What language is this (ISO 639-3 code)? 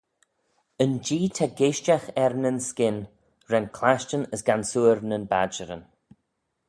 glv